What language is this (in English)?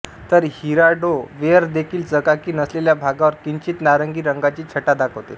Marathi